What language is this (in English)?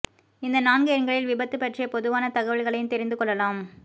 Tamil